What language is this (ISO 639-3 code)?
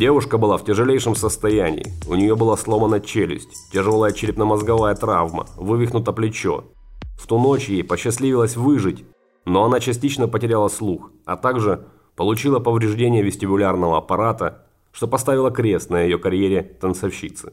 rus